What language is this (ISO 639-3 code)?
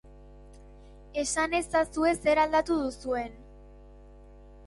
eus